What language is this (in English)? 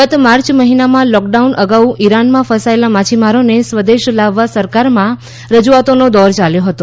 Gujarati